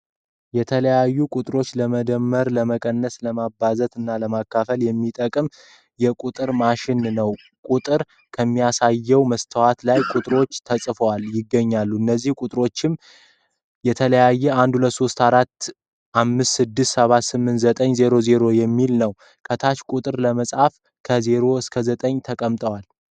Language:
Amharic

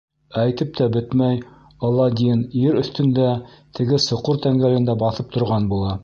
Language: Bashkir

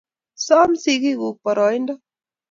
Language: Kalenjin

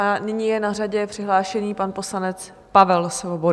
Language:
Czech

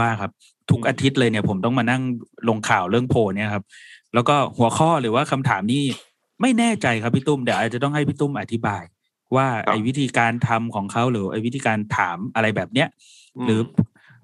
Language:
Thai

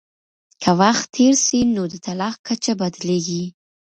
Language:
Pashto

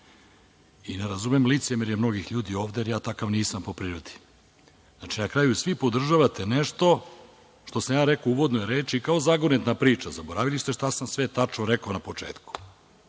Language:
Serbian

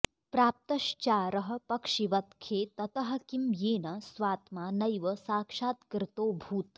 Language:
Sanskrit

